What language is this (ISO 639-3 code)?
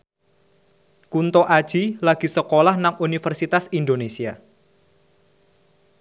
jav